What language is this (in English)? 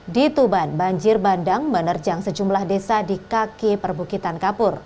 Indonesian